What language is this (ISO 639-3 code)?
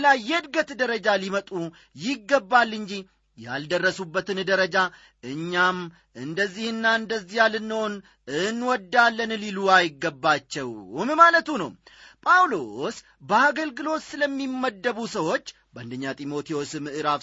amh